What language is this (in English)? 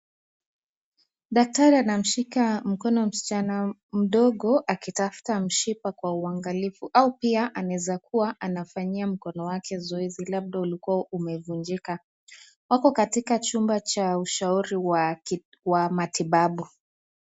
Swahili